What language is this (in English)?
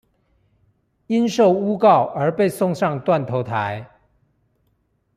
Chinese